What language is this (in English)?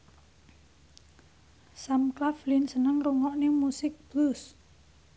Javanese